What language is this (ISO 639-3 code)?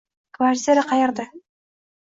uzb